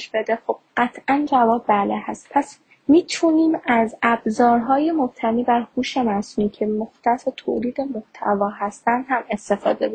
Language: Persian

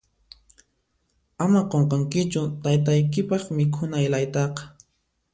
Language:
Puno Quechua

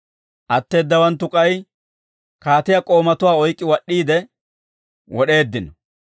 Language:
Dawro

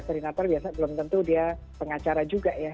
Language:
Indonesian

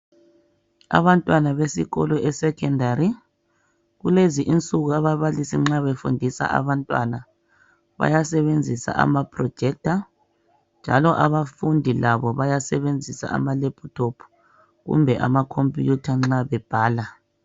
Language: North Ndebele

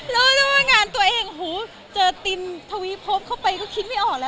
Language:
Thai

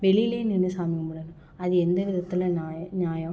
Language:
Tamil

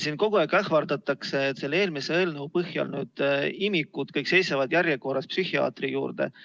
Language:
Estonian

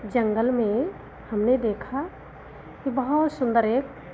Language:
Hindi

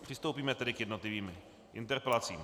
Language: Czech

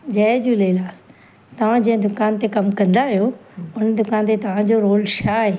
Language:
Sindhi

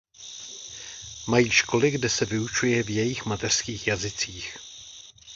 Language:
Czech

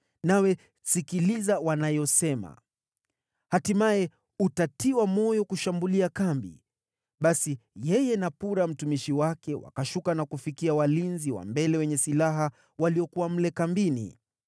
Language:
Swahili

